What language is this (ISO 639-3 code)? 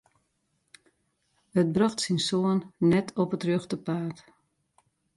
fry